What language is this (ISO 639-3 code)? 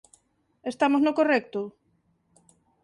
glg